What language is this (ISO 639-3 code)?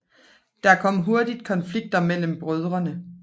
dan